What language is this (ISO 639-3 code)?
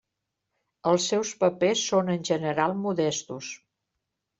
cat